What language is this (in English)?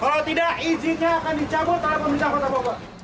Indonesian